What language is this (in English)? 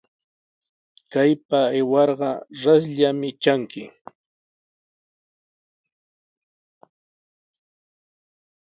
Sihuas Ancash Quechua